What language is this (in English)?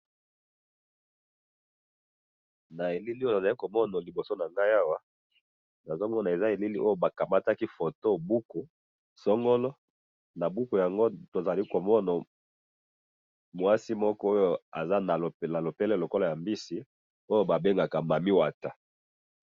Lingala